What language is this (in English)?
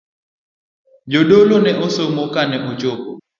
Luo (Kenya and Tanzania)